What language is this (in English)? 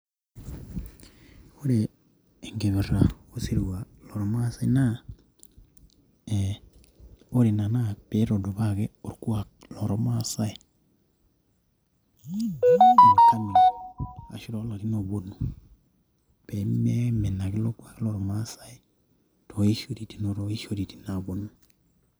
Masai